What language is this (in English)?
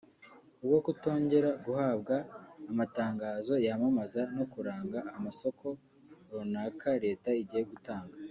Kinyarwanda